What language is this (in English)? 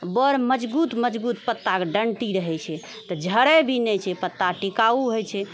Maithili